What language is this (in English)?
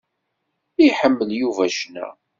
Kabyle